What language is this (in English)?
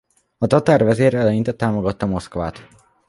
Hungarian